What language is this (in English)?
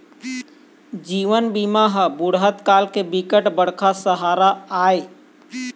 Chhattisgarhi